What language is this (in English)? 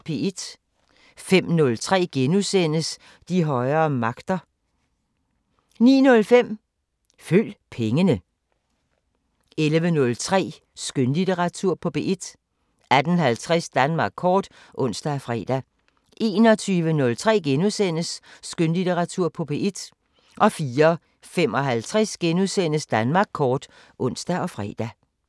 Danish